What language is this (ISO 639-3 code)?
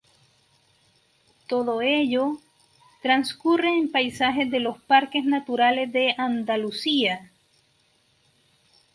spa